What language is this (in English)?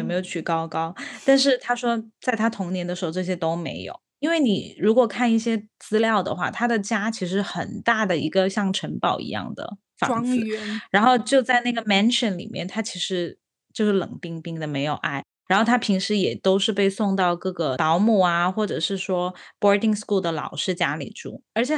Chinese